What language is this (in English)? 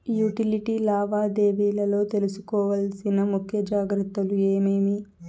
Telugu